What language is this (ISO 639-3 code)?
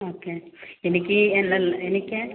mal